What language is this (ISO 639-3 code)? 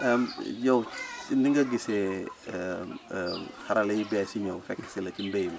wol